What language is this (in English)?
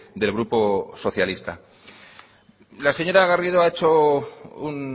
Spanish